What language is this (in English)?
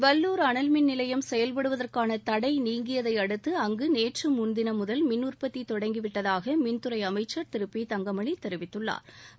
Tamil